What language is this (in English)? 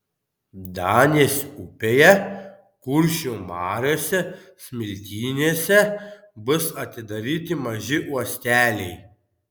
Lithuanian